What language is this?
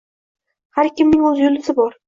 Uzbek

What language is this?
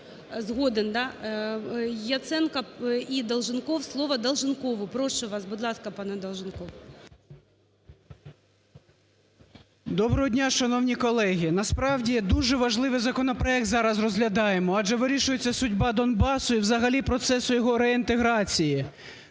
Ukrainian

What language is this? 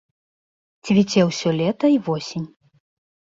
Belarusian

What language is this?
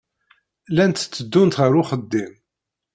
Kabyle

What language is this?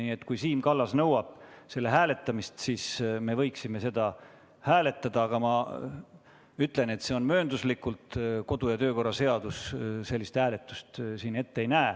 Estonian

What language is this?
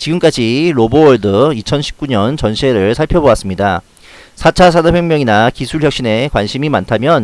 Korean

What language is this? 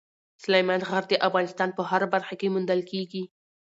Pashto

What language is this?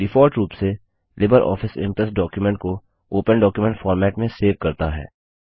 Hindi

